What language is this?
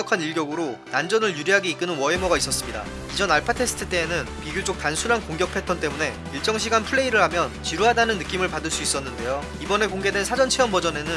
Korean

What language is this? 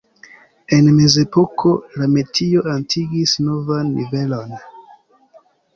Esperanto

